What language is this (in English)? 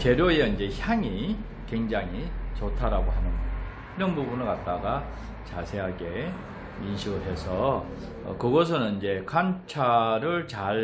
Korean